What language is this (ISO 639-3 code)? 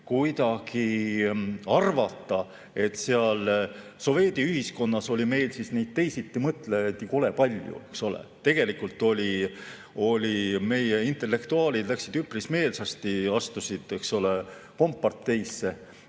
est